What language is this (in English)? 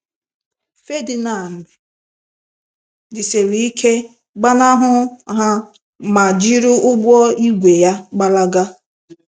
Igbo